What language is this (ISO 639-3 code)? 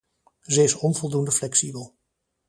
nld